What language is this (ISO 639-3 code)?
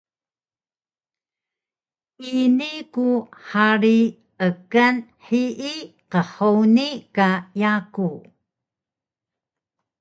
trv